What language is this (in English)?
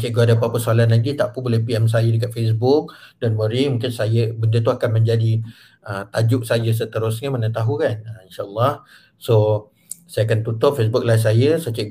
Malay